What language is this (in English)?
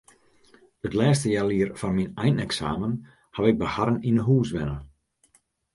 Western Frisian